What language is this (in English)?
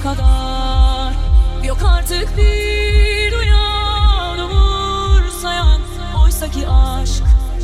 Turkish